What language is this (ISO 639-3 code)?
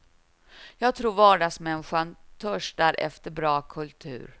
swe